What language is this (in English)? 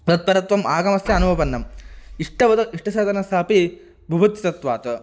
Sanskrit